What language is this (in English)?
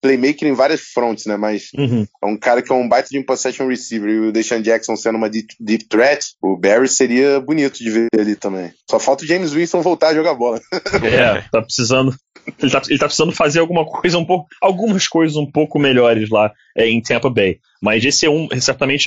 Portuguese